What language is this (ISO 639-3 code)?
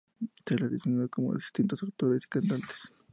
spa